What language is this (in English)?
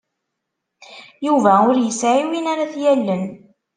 Kabyle